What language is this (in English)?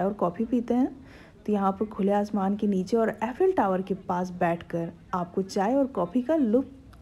Hindi